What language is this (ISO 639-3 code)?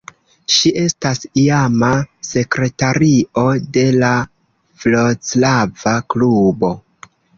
epo